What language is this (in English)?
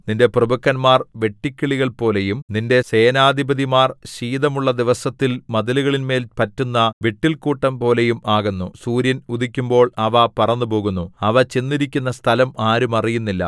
Malayalam